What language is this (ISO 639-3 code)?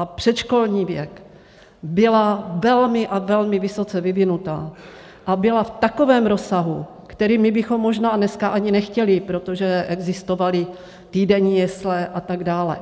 ces